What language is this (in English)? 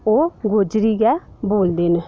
Dogri